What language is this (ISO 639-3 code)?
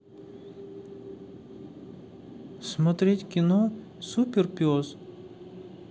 rus